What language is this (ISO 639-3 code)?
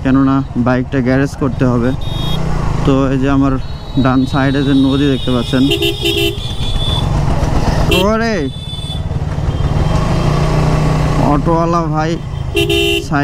ben